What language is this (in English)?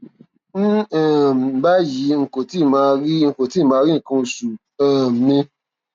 Yoruba